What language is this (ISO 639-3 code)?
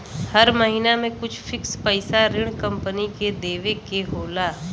bho